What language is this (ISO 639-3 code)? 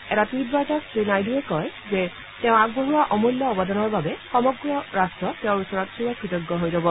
asm